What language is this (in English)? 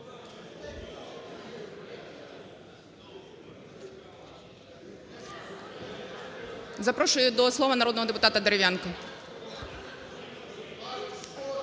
Ukrainian